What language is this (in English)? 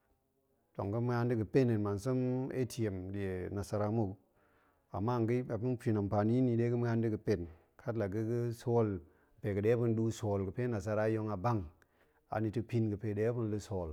Goemai